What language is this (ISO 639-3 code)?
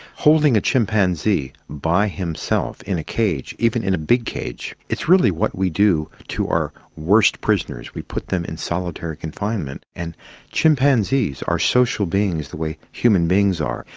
eng